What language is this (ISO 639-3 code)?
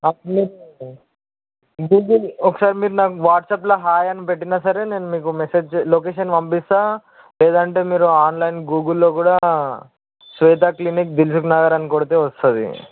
tel